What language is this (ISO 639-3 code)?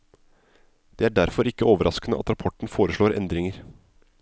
nor